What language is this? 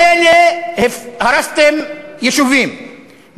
Hebrew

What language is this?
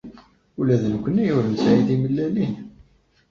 Kabyle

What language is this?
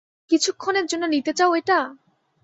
Bangla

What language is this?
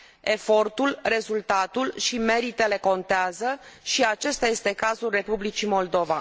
Romanian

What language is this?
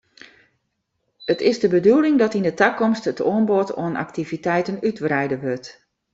Western Frisian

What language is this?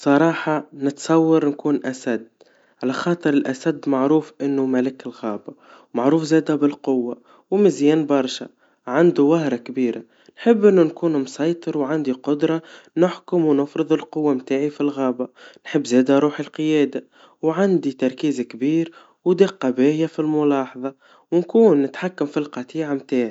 Tunisian Arabic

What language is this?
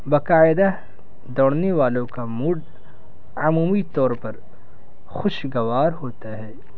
Urdu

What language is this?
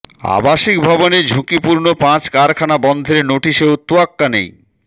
Bangla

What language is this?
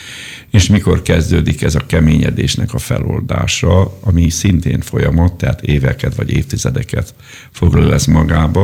Hungarian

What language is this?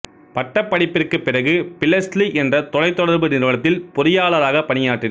Tamil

